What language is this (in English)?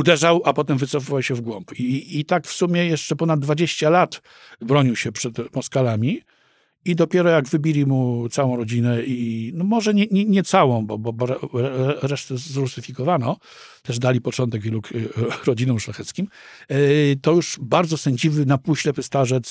Polish